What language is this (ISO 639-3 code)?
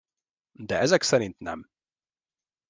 hun